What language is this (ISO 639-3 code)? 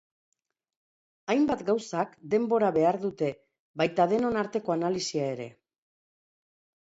eus